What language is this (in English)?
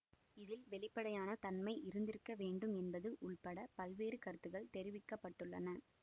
Tamil